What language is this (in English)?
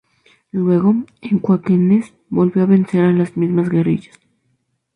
Spanish